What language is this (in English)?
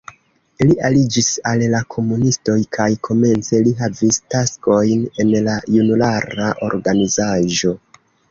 Esperanto